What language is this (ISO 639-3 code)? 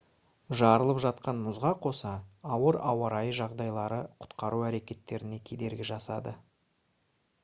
kaz